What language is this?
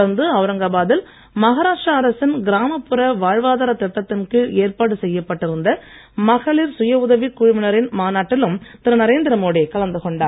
Tamil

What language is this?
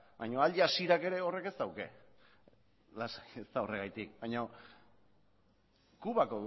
Basque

